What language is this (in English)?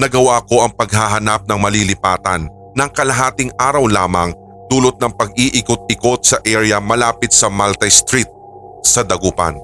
Filipino